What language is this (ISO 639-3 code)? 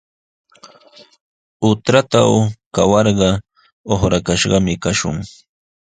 qws